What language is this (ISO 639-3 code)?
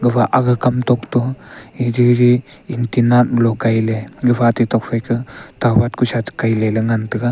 nnp